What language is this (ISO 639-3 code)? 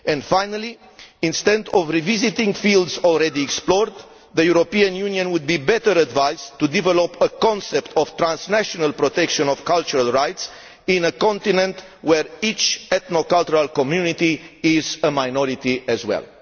eng